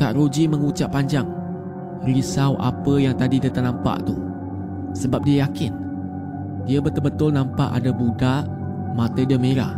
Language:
Malay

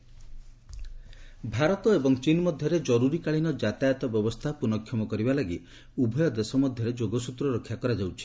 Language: Odia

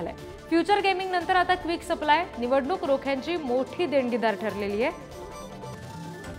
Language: Marathi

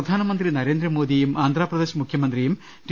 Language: Malayalam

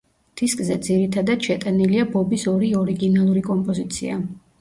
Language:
Georgian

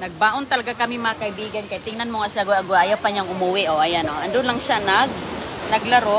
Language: Filipino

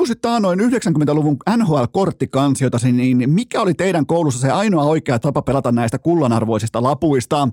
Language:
Finnish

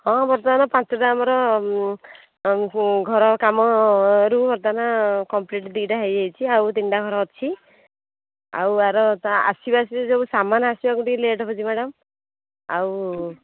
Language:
Odia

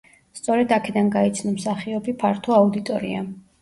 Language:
Georgian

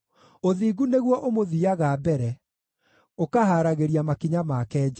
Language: Kikuyu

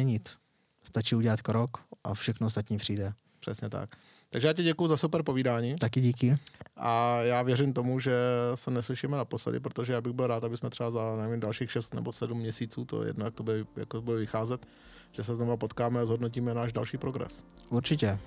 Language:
Czech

